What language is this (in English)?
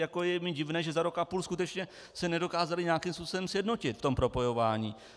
Czech